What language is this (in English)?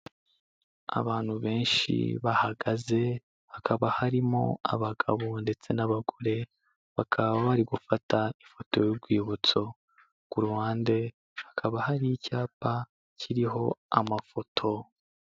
Kinyarwanda